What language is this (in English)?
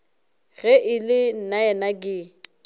Northern Sotho